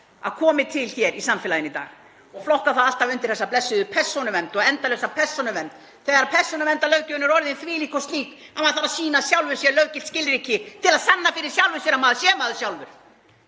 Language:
Icelandic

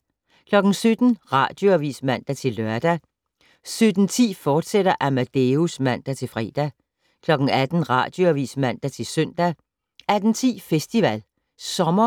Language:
Danish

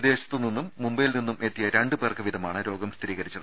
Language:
Malayalam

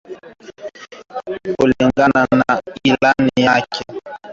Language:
Swahili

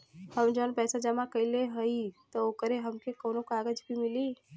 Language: Bhojpuri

